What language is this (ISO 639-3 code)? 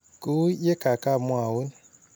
kln